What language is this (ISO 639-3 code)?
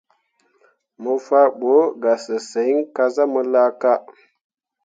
mua